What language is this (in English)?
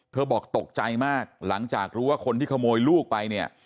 Thai